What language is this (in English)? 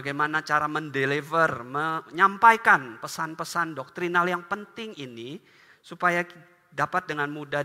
Indonesian